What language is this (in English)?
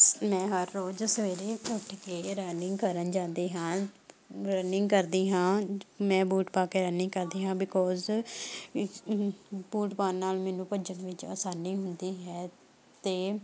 Punjabi